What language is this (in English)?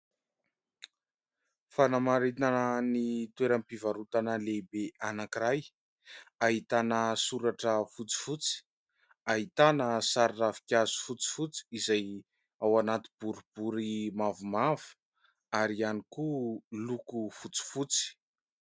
Malagasy